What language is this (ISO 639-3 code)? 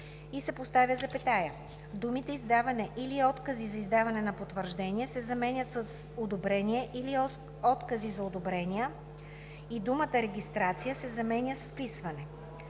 bul